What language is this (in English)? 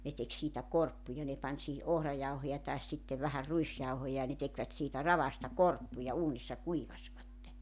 Finnish